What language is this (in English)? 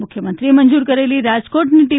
Gujarati